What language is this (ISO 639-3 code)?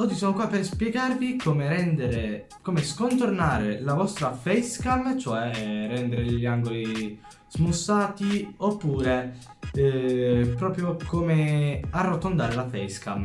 ita